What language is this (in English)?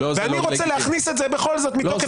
Hebrew